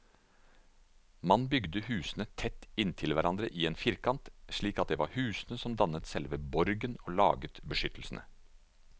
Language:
Norwegian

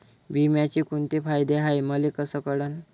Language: Marathi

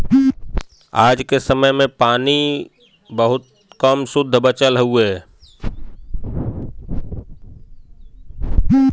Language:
Bhojpuri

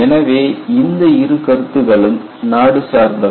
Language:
Tamil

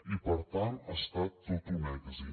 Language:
Catalan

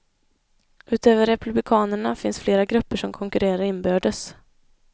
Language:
Swedish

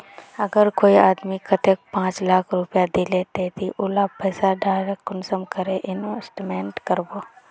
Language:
Magahi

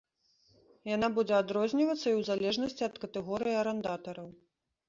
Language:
Belarusian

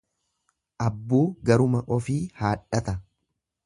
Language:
Oromo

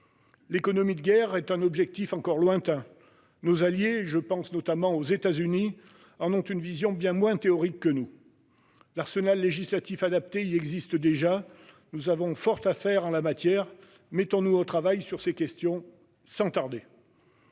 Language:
French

